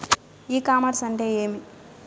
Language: Telugu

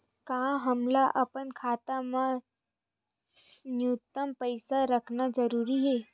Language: Chhattisgarhi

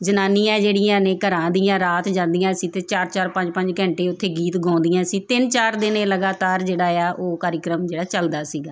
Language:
Punjabi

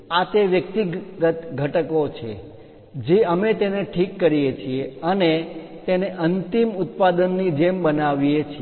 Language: Gujarati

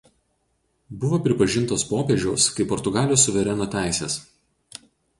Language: Lithuanian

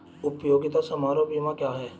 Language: Hindi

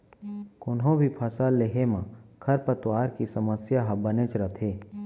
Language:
Chhattisgarhi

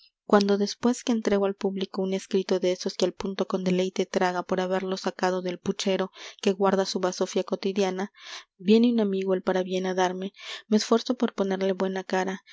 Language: Spanish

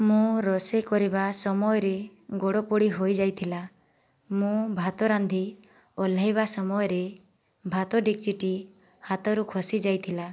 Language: Odia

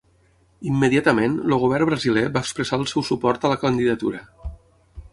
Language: Catalan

